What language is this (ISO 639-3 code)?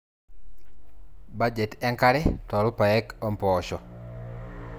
mas